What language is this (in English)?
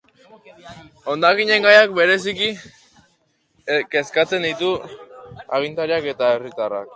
Basque